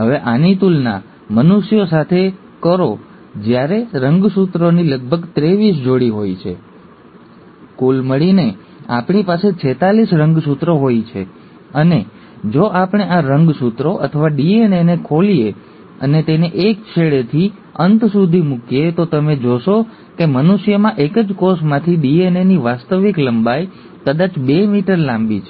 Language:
Gujarati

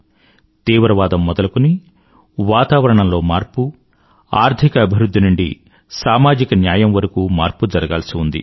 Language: Telugu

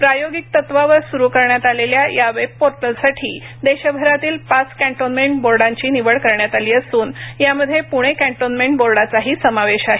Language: Marathi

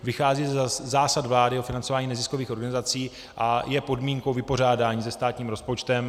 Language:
Czech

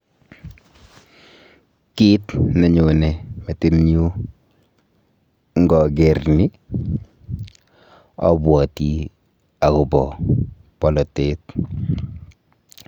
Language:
Kalenjin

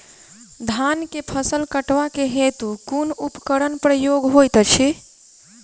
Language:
Maithili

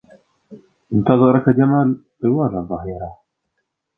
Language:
Arabic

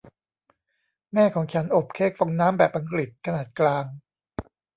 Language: Thai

